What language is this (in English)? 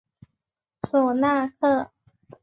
Chinese